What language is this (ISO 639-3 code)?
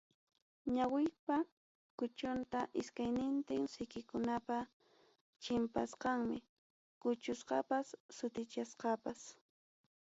quy